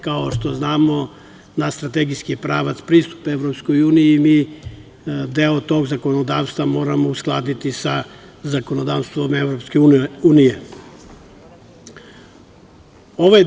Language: Serbian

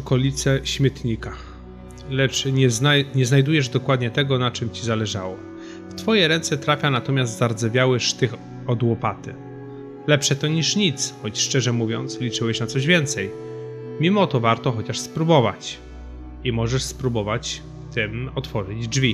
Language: Polish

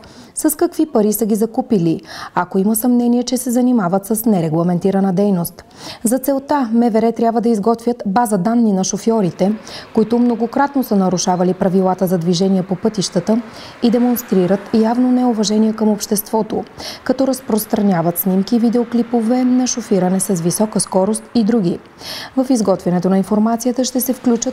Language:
Bulgarian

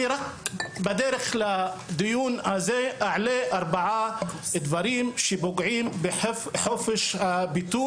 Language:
Hebrew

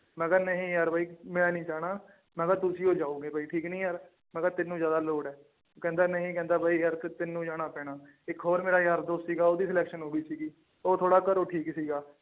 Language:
Punjabi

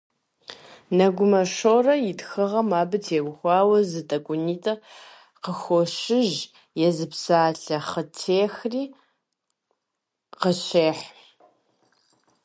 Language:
Kabardian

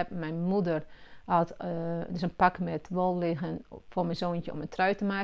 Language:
Dutch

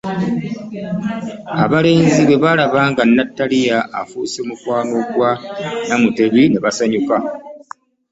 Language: Ganda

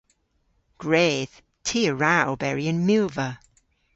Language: Cornish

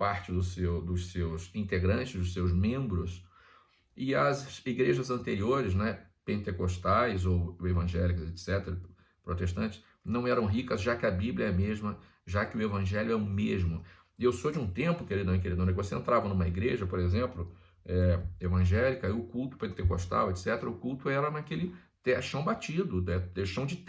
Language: Portuguese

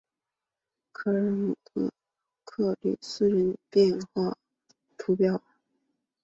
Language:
Chinese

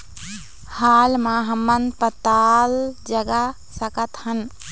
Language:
Chhattisgarhi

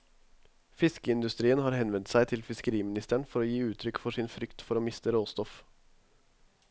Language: Norwegian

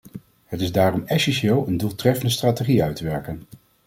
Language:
Dutch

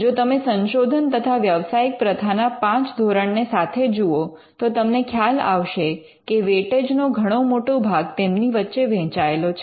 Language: Gujarati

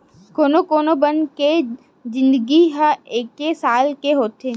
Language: Chhattisgarhi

